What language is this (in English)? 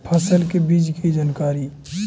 Magahi